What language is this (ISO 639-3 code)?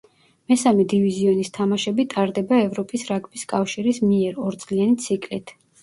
kat